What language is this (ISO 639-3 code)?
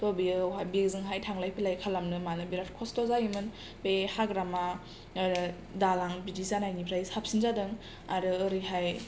brx